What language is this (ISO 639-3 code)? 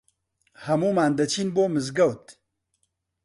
ckb